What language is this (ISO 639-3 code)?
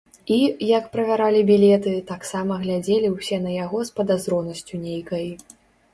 bel